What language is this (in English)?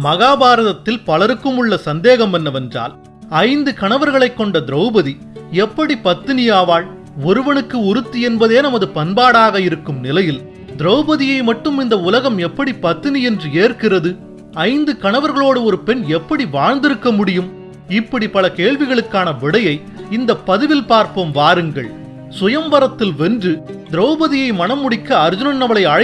Japanese